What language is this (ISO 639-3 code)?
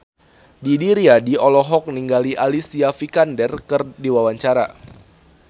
sun